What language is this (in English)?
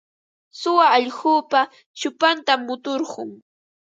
Ambo-Pasco Quechua